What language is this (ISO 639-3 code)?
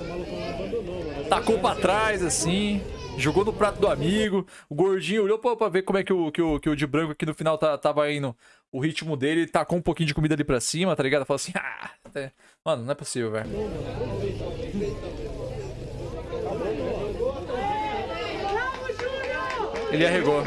por